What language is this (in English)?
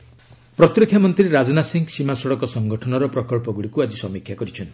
Odia